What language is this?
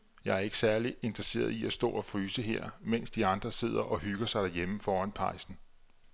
Danish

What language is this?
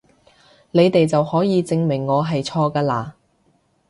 Cantonese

